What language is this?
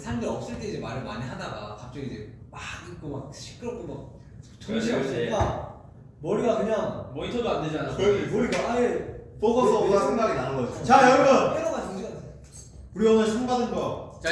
Korean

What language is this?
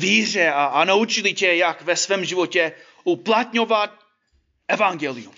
Czech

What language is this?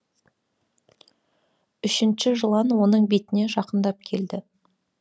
Kazakh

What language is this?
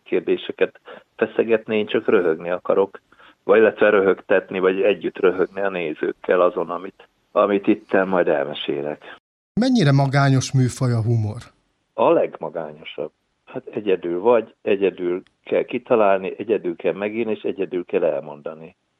Hungarian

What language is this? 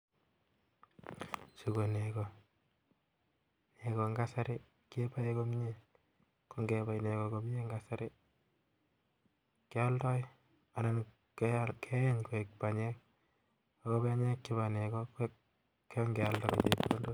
Kalenjin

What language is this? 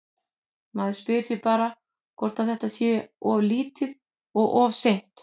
Icelandic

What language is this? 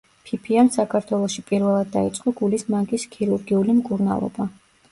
Georgian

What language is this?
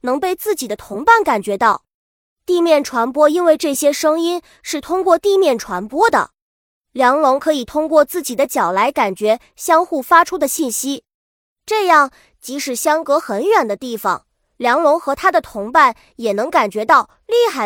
Chinese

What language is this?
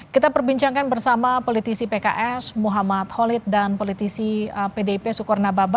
Indonesian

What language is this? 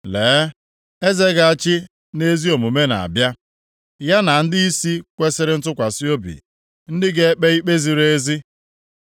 Igbo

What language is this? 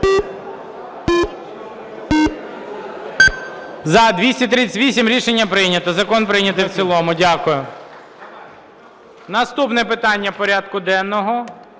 Ukrainian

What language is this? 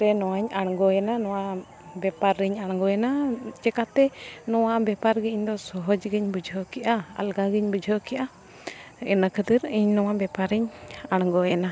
Santali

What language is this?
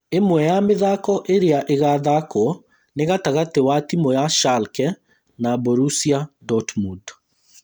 Kikuyu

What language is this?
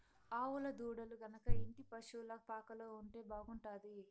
Telugu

